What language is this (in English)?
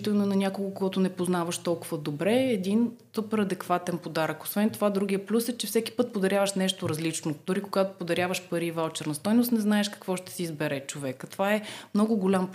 Bulgarian